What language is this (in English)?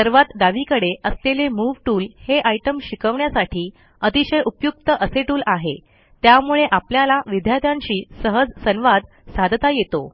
Marathi